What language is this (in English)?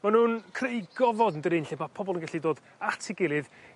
Welsh